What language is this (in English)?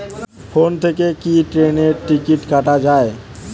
Bangla